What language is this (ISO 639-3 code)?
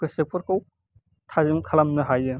brx